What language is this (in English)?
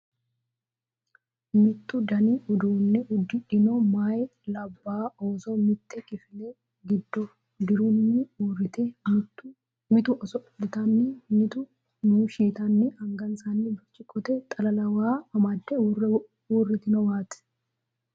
Sidamo